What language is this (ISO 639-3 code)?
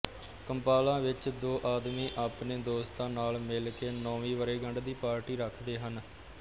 pan